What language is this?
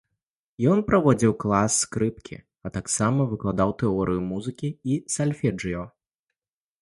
Belarusian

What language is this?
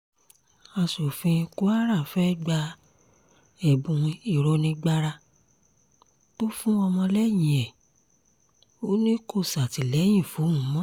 Yoruba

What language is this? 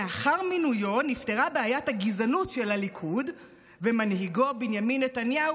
Hebrew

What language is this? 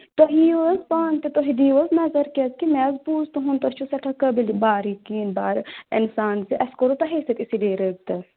Kashmiri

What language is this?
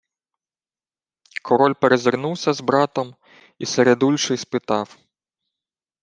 Ukrainian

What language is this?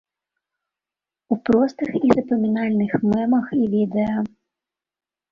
Belarusian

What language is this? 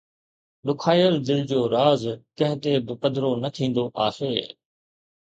Sindhi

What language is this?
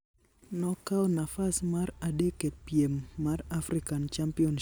Luo (Kenya and Tanzania)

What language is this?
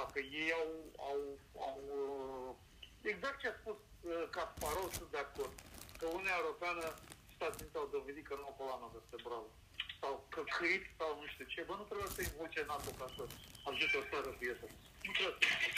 Romanian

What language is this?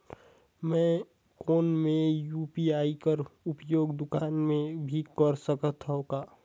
Chhattisgarhi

